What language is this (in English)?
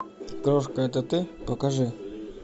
Russian